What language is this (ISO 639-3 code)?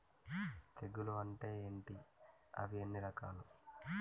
tel